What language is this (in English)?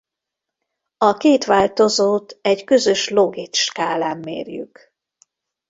Hungarian